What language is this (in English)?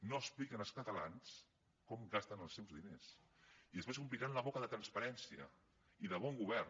Catalan